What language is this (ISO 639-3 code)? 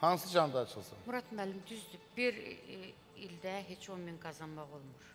tur